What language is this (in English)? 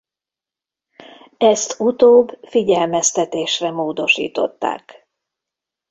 Hungarian